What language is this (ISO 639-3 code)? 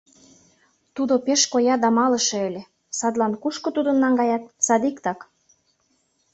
chm